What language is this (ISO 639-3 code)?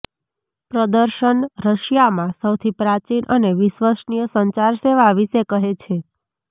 guj